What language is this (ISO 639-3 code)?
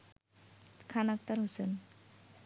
ben